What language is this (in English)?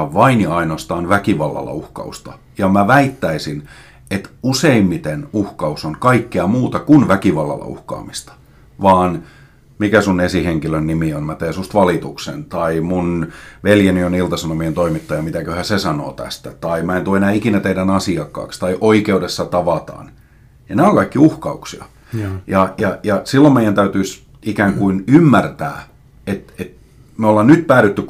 Finnish